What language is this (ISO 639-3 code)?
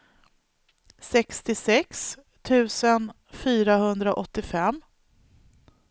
swe